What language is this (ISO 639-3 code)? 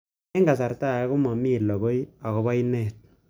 kln